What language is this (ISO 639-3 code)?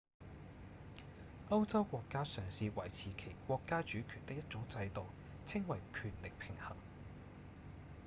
yue